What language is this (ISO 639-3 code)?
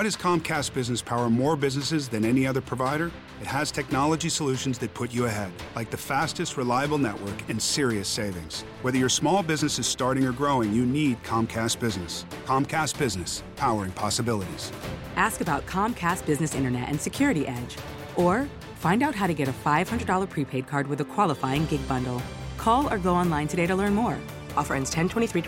fil